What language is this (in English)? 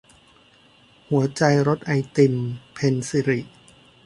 Thai